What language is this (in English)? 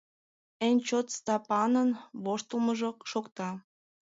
Mari